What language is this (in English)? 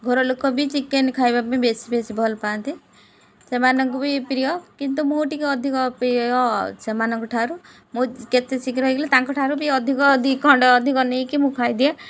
Odia